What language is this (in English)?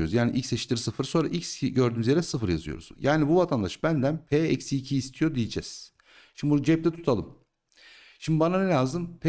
Turkish